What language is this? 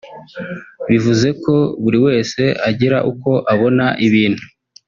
Kinyarwanda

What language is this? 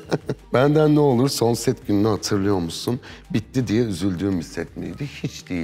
Turkish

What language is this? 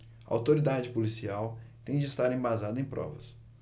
Portuguese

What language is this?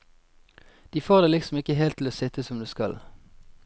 Norwegian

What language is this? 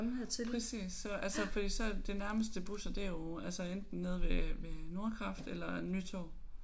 Danish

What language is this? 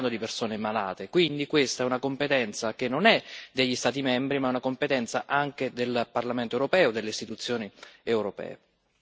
Italian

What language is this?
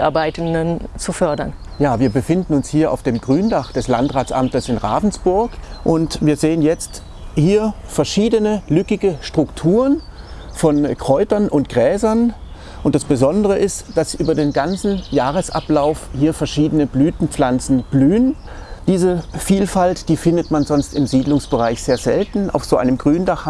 German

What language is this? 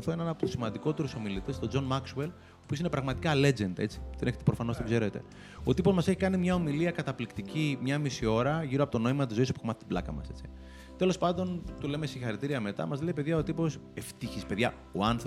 Greek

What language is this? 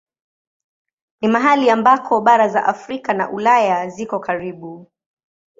Swahili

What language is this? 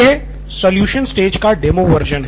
Hindi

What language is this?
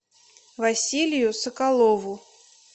Russian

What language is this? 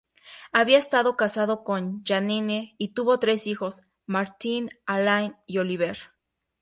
Spanish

